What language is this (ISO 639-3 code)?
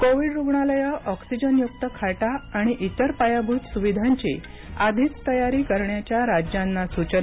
mar